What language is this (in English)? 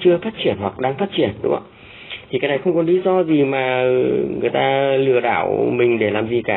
Vietnamese